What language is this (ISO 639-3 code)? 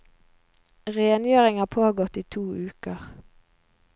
nor